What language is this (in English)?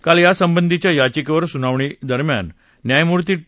Marathi